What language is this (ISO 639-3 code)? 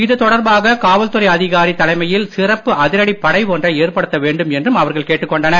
tam